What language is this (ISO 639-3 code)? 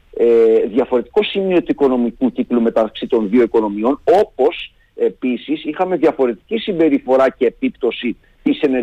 ell